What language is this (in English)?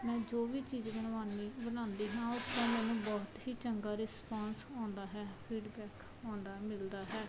Punjabi